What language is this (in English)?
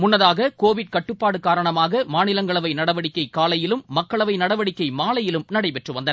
Tamil